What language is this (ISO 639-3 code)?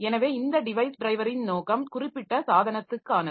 tam